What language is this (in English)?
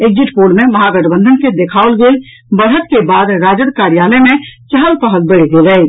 Maithili